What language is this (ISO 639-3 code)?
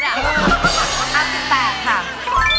tha